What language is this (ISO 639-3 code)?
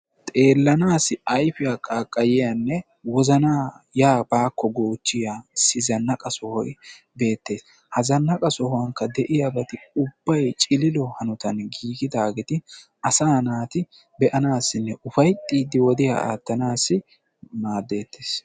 wal